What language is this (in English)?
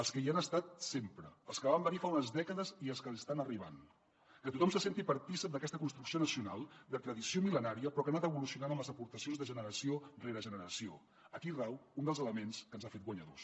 Catalan